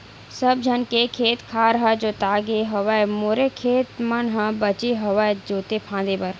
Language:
Chhattisgarhi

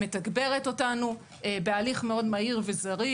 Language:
Hebrew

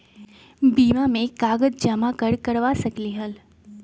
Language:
Magahi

